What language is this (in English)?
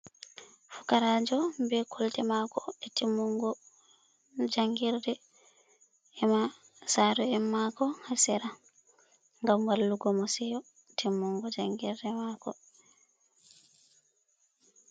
Fula